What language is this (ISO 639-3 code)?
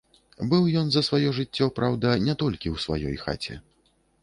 bel